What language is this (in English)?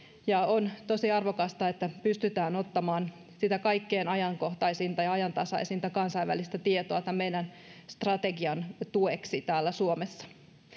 Finnish